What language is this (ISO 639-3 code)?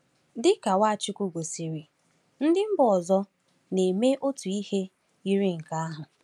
ibo